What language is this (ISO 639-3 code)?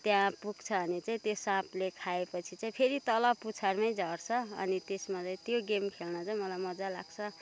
nep